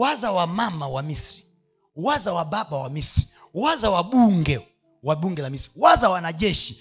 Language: Swahili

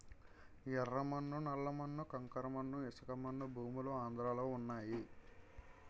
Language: Telugu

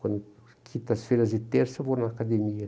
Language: Portuguese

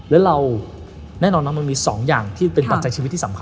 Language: Thai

